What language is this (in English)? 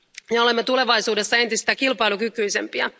Finnish